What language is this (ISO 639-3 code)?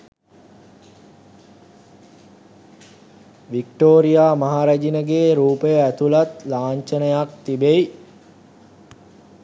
sin